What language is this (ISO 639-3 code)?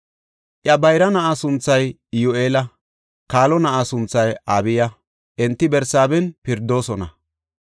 gof